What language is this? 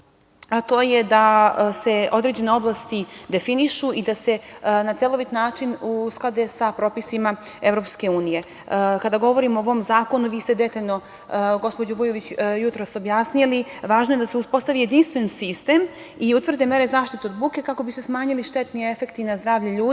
Serbian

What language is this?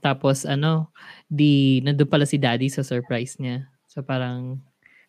Filipino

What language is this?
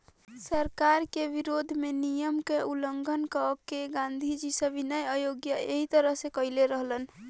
Bhojpuri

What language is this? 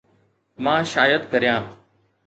Sindhi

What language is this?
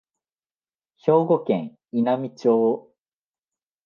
Japanese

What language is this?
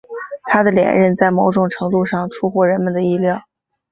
Chinese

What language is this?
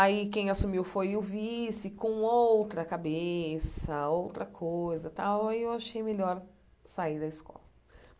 Portuguese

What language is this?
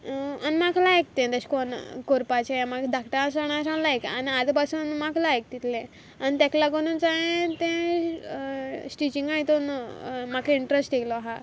Konkani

